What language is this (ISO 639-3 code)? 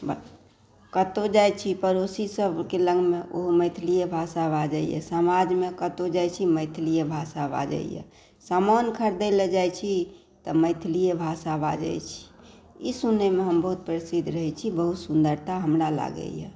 mai